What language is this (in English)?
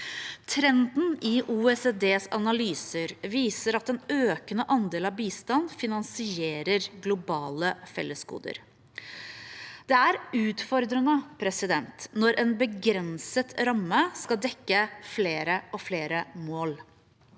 Norwegian